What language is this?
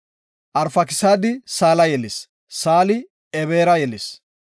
Gofa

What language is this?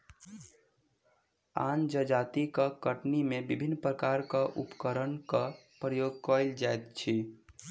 Maithili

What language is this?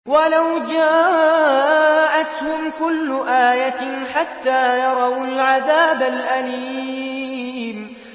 Arabic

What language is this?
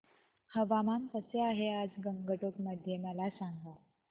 Marathi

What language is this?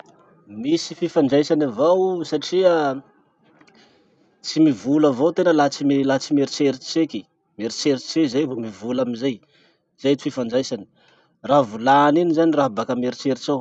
Masikoro Malagasy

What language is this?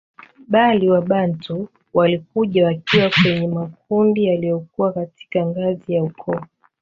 Swahili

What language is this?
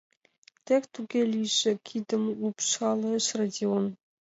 Mari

